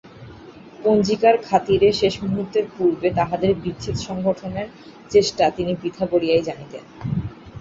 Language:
Bangla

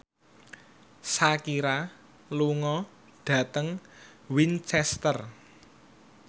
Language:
Javanese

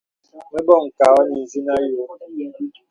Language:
Bebele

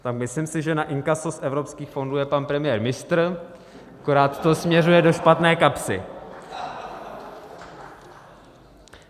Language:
Czech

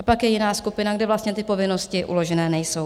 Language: Czech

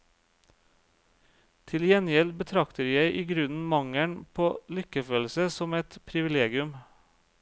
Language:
Norwegian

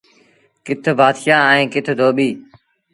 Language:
Sindhi Bhil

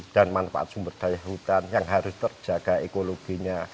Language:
Indonesian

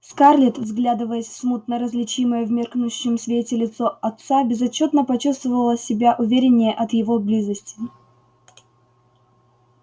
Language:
Russian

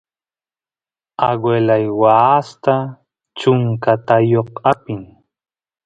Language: Santiago del Estero Quichua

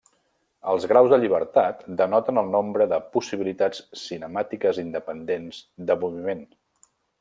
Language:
Catalan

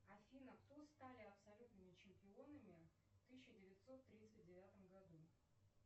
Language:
Russian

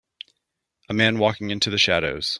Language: English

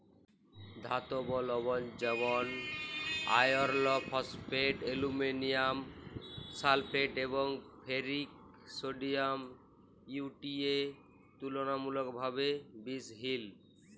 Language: Bangla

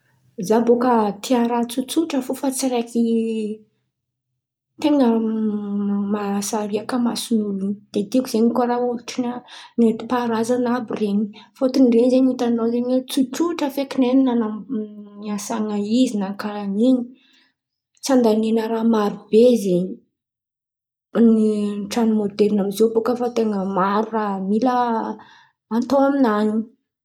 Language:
Antankarana Malagasy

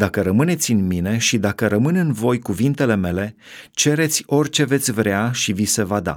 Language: Romanian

